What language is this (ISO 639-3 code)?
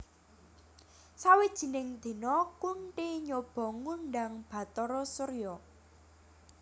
jav